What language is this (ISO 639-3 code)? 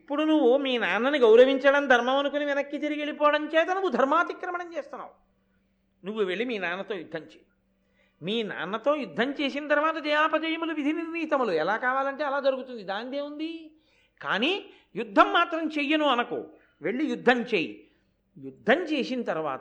tel